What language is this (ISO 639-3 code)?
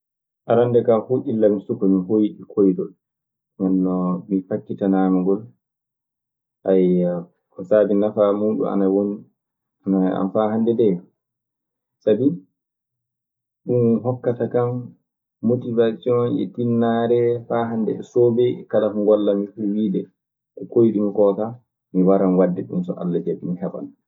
ffm